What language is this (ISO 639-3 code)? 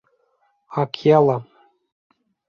bak